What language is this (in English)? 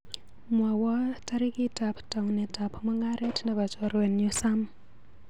Kalenjin